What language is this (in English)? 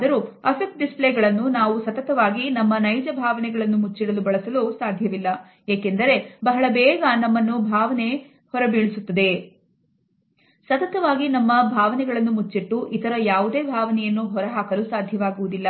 Kannada